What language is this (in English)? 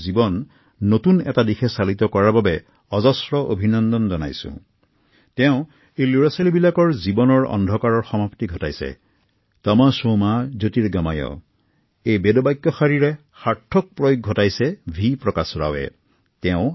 Assamese